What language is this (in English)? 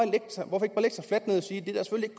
Danish